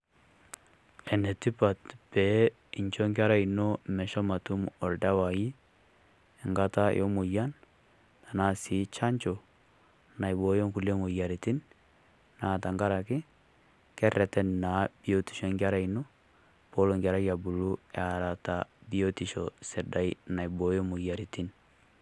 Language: Masai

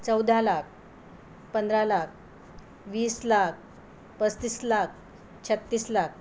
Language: Marathi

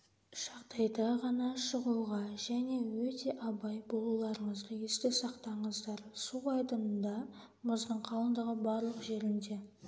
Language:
Kazakh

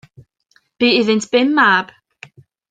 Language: Welsh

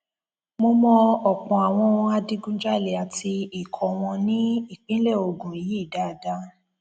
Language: Yoruba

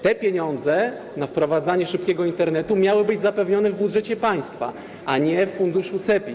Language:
Polish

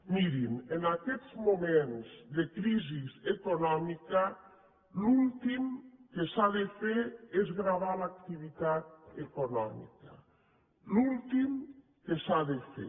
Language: Catalan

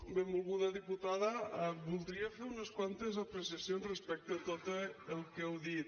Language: Catalan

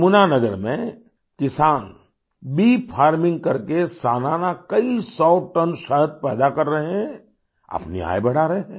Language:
Hindi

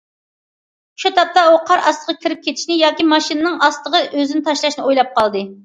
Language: Uyghur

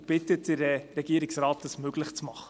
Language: Swiss German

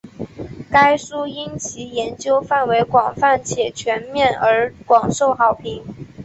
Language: Chinese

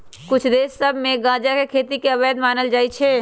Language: Magahi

